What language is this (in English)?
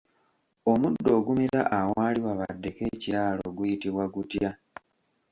Ganda